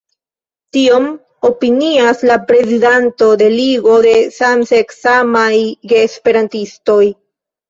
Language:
Esperanto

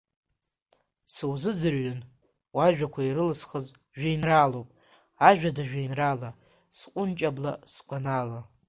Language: Abkhazian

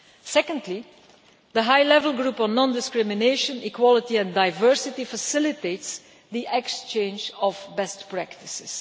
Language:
English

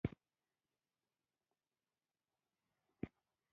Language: Pashto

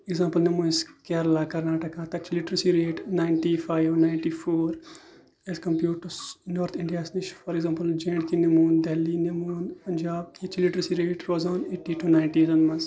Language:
Kashmiri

